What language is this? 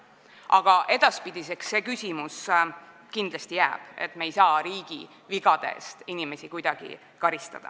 Estonian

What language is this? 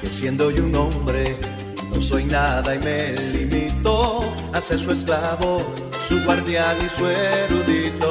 Spanish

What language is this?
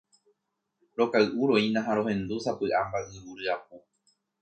Guarani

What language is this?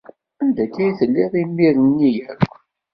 Kabyle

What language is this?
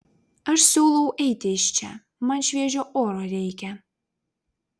Lithuanian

